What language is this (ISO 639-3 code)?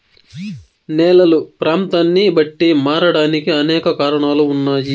tel